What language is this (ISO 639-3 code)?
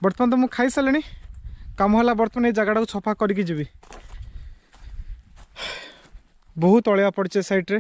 hin